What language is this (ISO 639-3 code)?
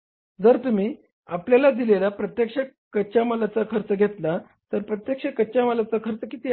mar